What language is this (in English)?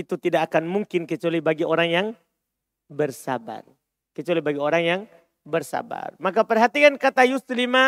Indonesian